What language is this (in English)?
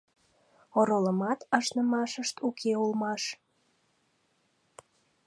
Mari